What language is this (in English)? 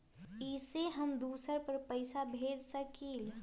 Magahi